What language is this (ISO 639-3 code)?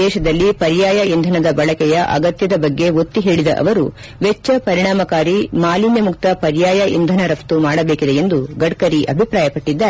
kan